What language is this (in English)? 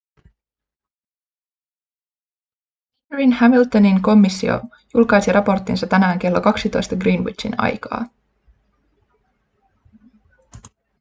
Finnish